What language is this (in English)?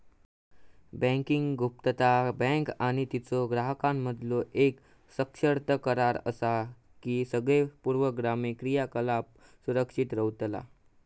Marathi